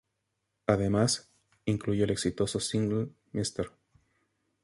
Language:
Spanish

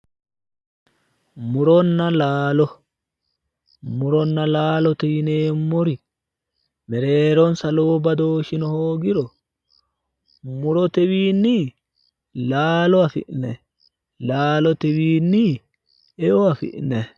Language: Sidamo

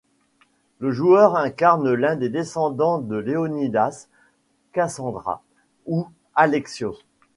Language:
French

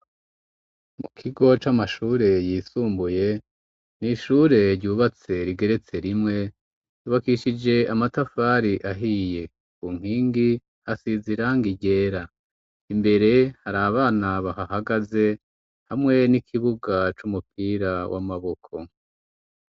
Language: Rundi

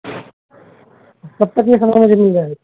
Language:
Urdu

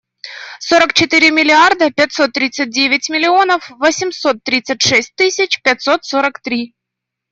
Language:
Russian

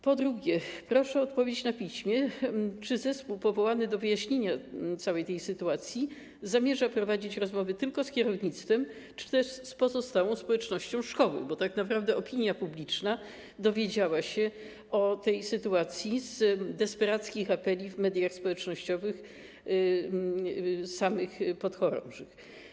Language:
Polish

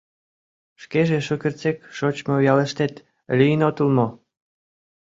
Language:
Mari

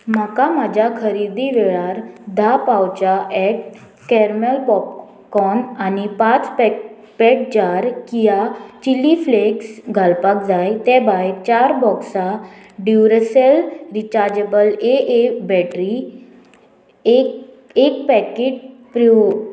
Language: Konkani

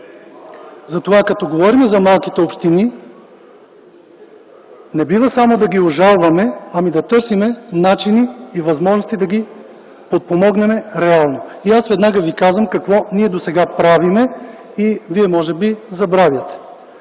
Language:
Bulgarian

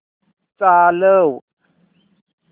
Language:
Marathi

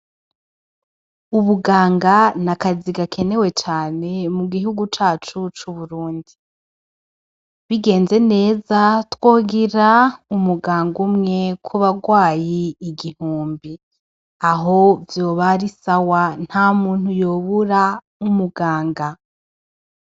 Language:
Rundi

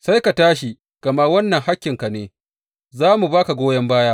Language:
Hausa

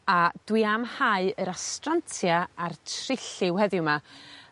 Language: Welsh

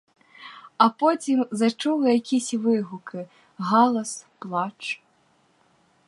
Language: Ukrainian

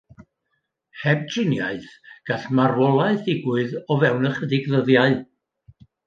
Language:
Welsh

